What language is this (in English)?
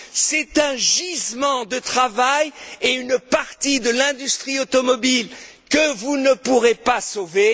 French